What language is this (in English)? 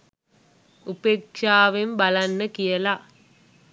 Sinhala